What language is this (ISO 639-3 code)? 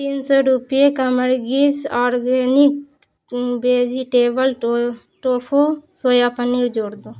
urd